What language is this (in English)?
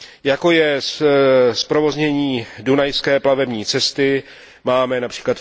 Czech